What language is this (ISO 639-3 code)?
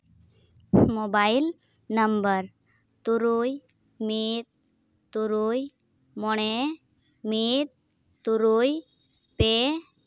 sat